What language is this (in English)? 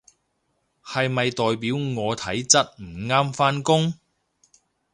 Cantonese